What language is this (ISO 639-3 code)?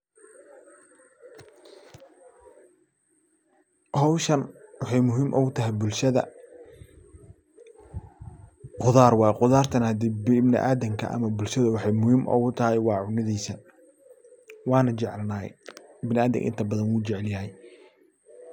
som